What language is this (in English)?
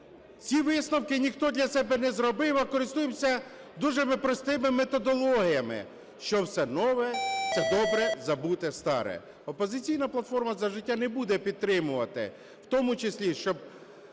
Ukrainian